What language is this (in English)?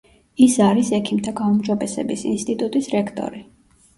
Georgian